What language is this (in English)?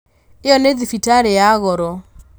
Kikuyu